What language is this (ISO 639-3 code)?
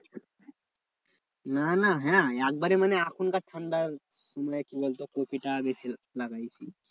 ben